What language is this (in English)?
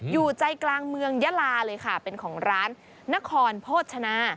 Thai